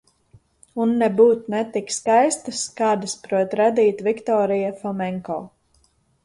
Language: Latvian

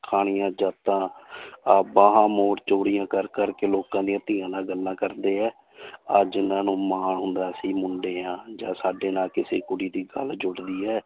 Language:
Punjabi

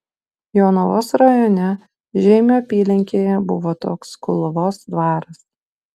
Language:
Lithuanian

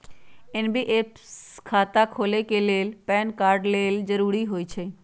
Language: Magahi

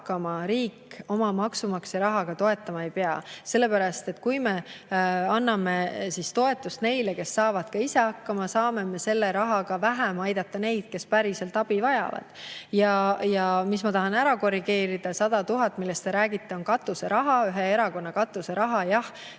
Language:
Estonian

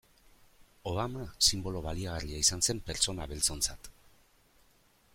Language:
Basque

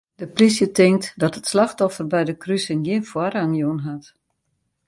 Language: Western Frisian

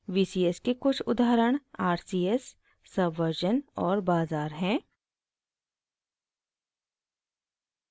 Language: Hindi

